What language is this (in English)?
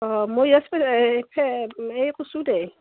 Assamese